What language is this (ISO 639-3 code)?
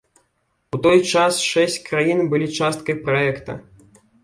bel